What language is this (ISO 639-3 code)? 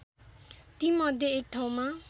nep